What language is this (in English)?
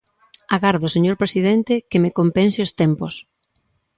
Galician